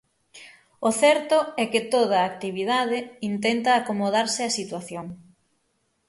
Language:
Galician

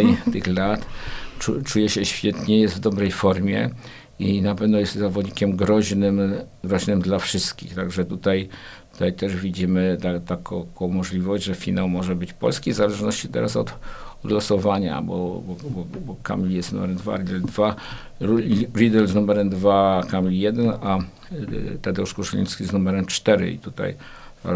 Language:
Polish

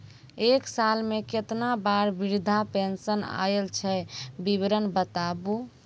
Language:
Maithili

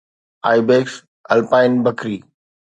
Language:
Sindhi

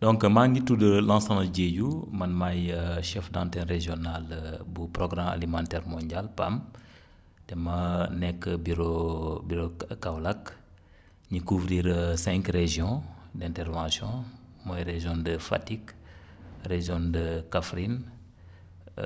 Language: Wolof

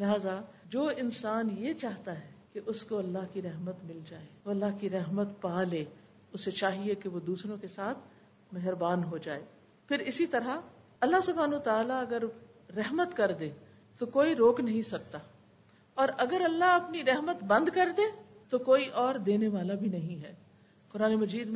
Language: Urdu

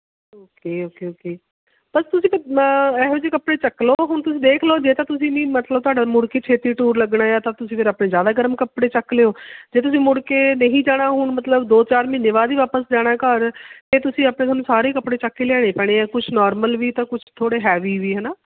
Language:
Punjabi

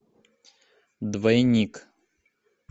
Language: Russian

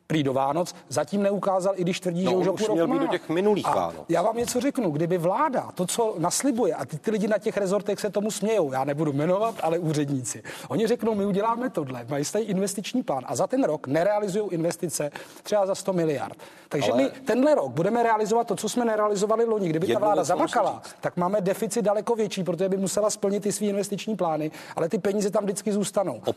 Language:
Czech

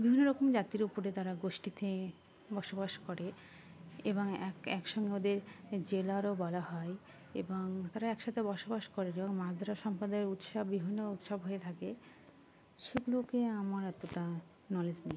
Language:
Bangla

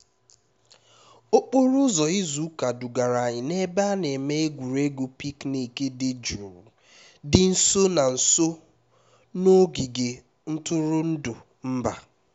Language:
Igbo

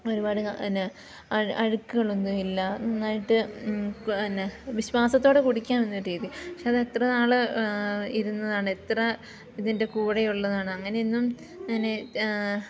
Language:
Malayalam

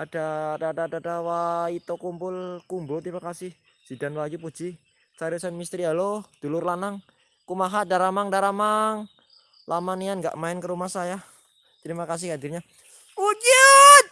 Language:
Indonesian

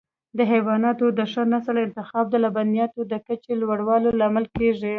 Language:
Pashto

